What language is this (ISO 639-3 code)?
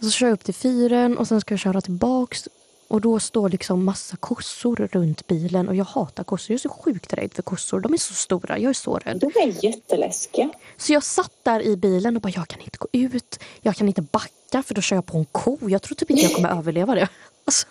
swe